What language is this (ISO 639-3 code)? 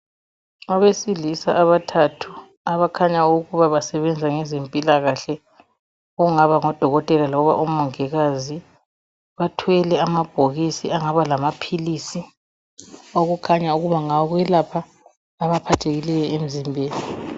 nde